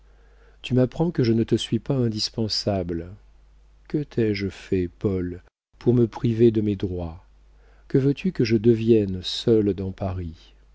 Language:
French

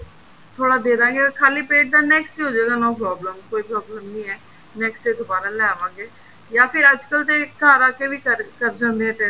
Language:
Punjabi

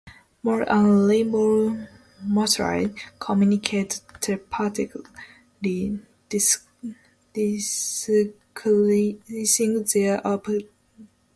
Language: English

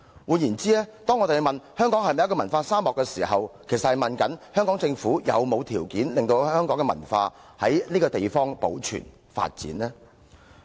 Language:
Cantonese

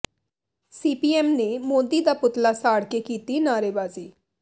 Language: Punjabi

